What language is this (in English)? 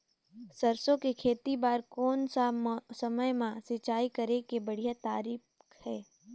Chhattisgarhi